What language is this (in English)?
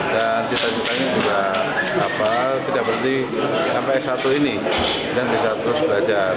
Indonesian